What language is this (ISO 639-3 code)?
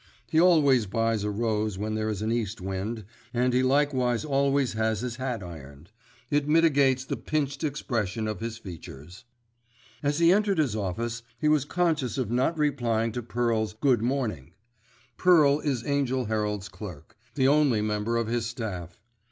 eng